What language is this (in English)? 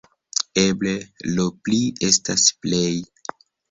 Esperanto